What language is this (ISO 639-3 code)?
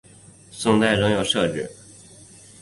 zho